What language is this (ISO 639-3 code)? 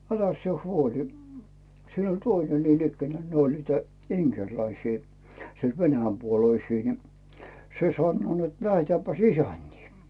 fin